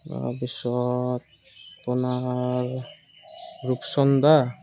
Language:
Assamese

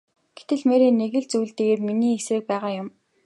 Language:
Mongolian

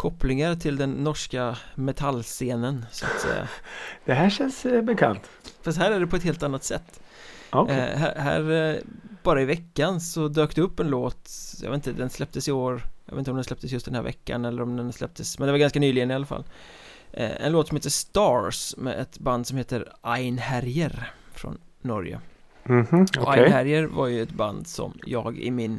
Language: Swedish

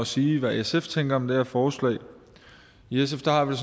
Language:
Danish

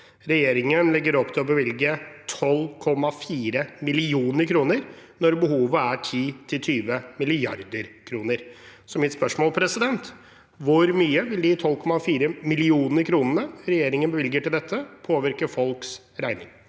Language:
Norwegian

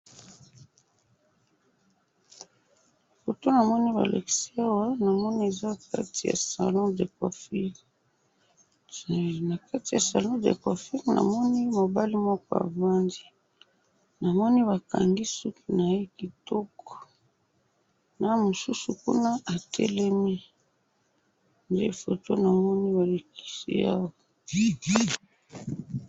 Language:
Lingala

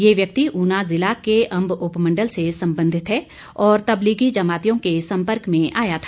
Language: Hindi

